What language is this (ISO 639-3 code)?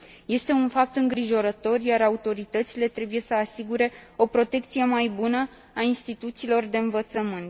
ron